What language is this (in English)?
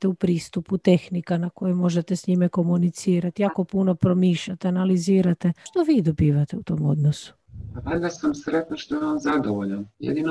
Croatian